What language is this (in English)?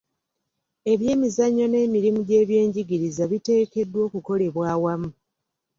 Ganda